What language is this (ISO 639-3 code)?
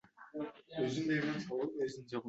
uzb